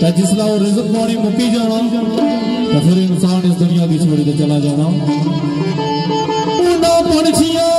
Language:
Punjabi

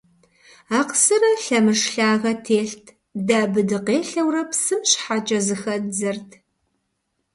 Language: Kabardian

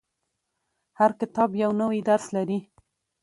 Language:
Pashto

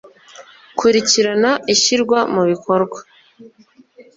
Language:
Kinyarwanda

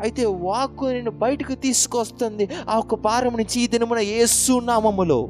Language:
Telugu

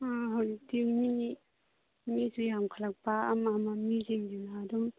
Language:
Manipuri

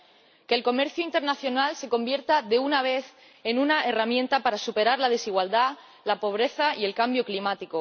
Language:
Spanish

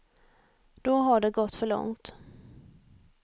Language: Swedish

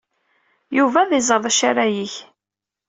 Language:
Kabyle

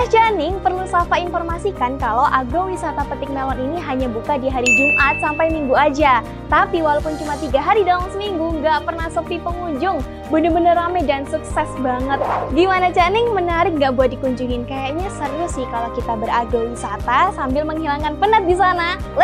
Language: Indonesian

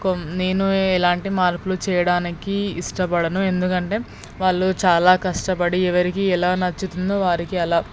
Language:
Telugu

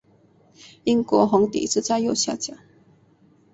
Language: Chinese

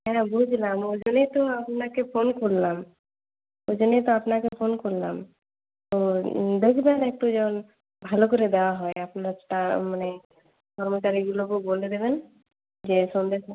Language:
Bangla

